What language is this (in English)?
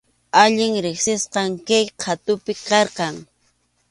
Arequipa-La Unión Quechua